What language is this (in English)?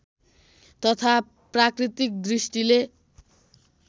Nepali